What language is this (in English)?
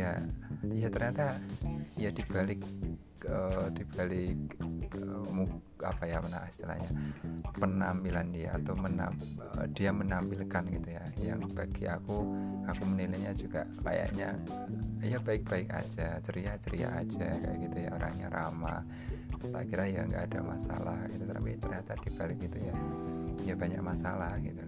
Indonesian